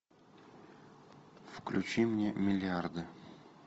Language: Russian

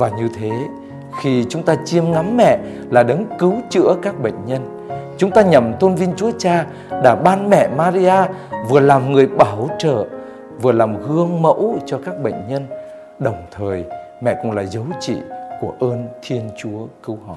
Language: Vietnamese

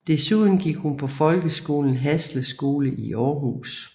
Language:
Danish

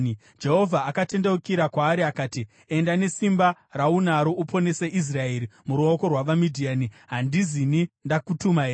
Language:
Shona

